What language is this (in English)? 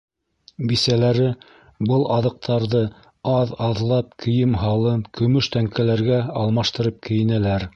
Bashkir